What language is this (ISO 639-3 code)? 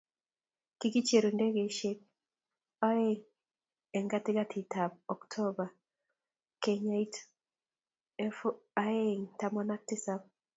kln